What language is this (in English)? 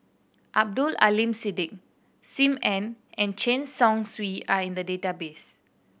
English